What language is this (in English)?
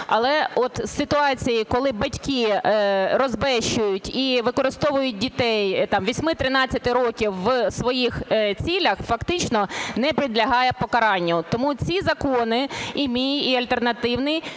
Ukrainian